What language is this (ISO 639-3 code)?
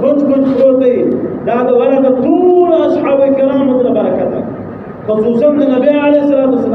ara